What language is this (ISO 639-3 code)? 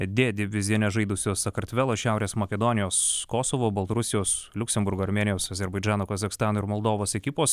lit